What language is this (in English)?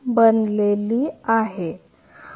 Marathi